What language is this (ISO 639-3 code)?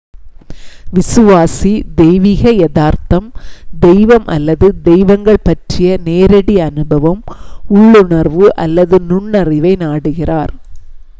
tam